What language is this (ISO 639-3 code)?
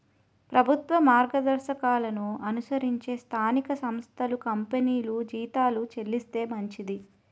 tel